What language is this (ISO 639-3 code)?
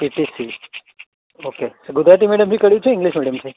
guj